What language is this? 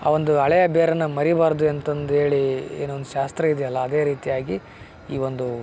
Kannada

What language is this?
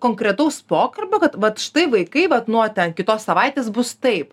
Lithuanian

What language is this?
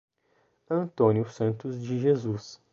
Portuguese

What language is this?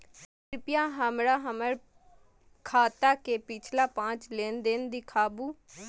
Maithili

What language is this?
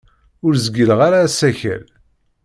Kabyle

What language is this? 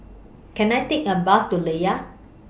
English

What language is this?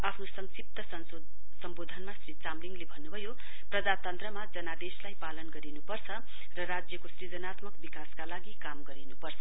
Nepali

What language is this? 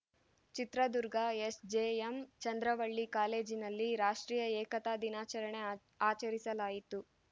Kannada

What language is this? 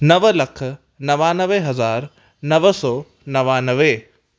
Sindhi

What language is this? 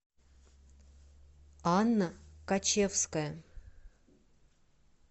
Russian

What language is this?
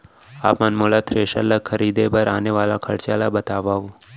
Chhattisgarhi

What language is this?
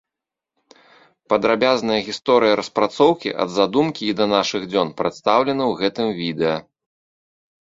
Belarusian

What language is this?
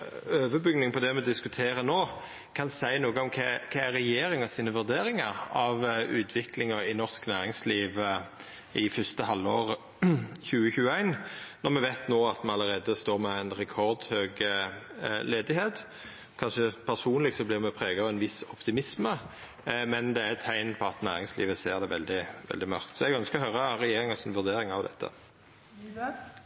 Norwegian Nynorsk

